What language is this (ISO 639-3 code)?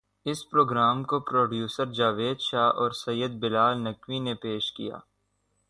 urd